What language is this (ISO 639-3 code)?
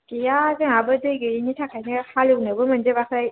brx